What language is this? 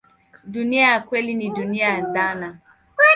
Swahili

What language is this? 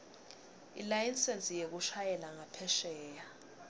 Swati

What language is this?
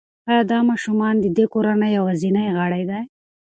Pashto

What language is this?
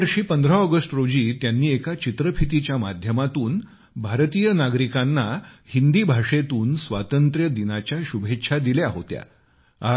Marathi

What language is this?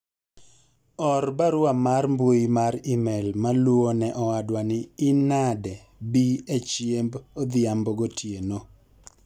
Luo (Kenya and Tanzania)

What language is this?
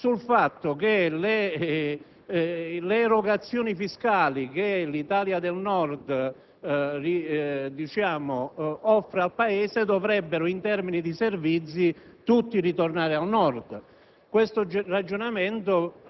Italian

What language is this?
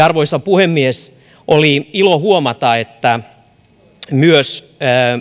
Finnish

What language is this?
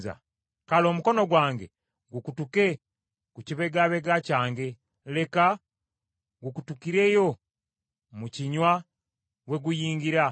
Ganda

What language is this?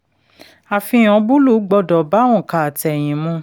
Yoruba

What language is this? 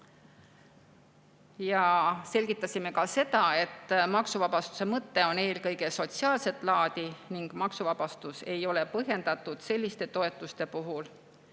Estonian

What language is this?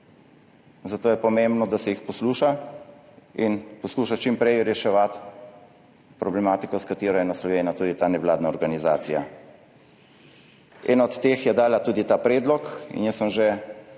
Slovenian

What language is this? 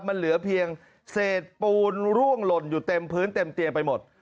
Thai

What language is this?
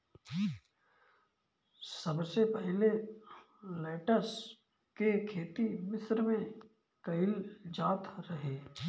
Bhojpuri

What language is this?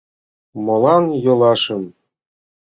Mari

